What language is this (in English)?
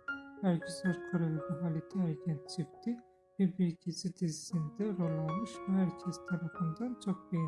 Turkish